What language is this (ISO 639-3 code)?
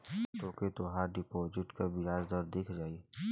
bho